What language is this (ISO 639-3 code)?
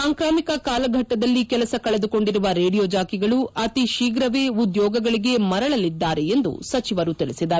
kan